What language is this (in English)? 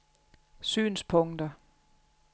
Danish